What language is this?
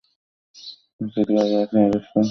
Bangla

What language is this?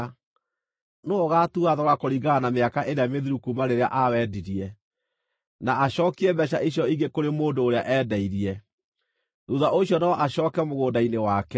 Kikuyu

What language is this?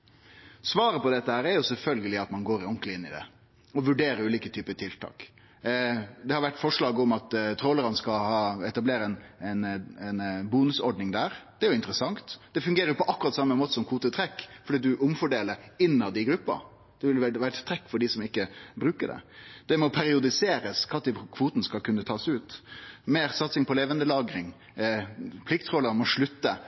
Norwegian Nynorsk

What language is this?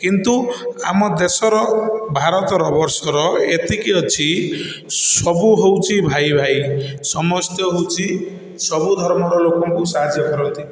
Odia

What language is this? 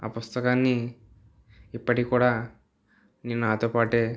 Telugu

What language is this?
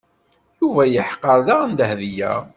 Kabyle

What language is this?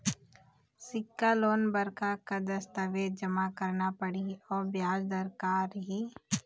Chhattisgarhi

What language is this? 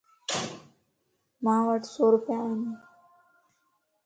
Lasi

